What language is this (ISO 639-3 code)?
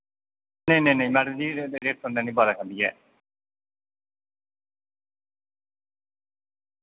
doi